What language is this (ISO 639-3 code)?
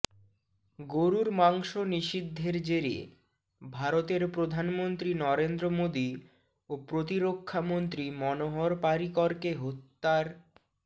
ben